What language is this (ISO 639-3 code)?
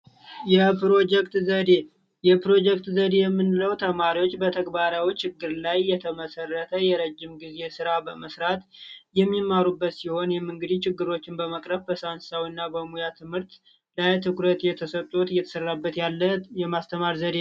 amh